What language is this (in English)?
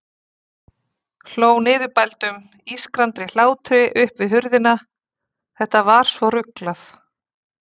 Icelandic